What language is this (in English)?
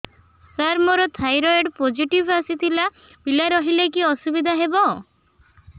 Odia